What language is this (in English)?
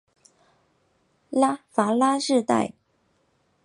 Chinese